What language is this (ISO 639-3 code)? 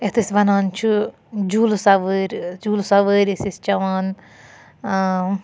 kas